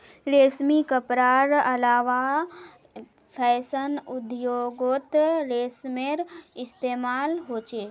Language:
Magahi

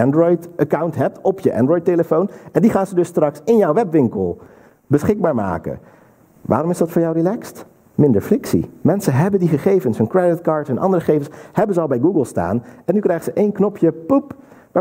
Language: Dutch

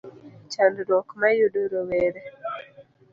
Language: Luo (Kenya and Tanzania)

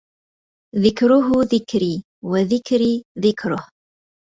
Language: Arabic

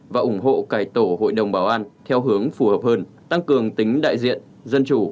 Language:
Vietnamese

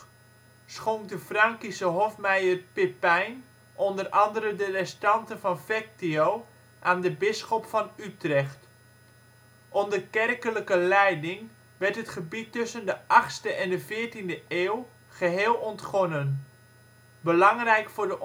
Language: Dutch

